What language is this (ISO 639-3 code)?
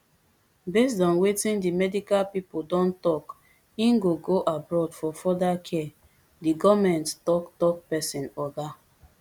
pcm